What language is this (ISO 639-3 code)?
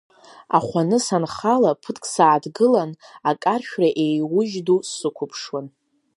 abk